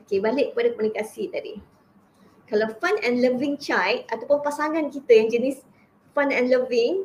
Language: Malay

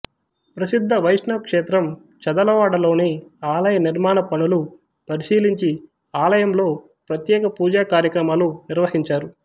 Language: Telugu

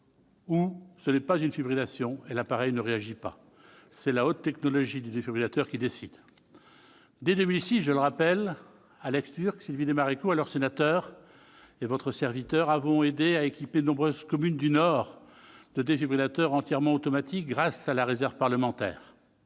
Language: French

